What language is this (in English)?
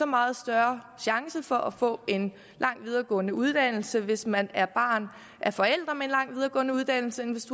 Danish